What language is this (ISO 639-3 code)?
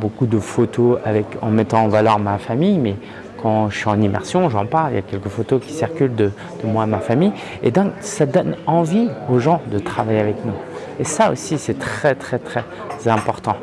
fra